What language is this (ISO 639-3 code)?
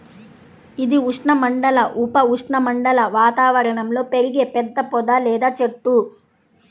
tel